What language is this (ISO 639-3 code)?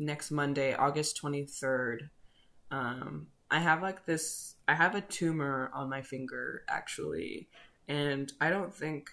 eng